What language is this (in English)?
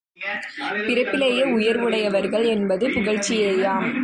Tamil